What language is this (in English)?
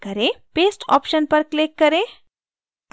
Hindi